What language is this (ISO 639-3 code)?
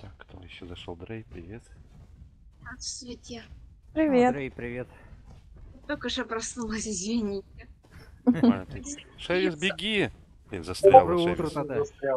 rus